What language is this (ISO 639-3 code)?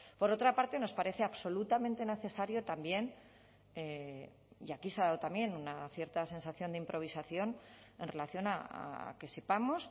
spa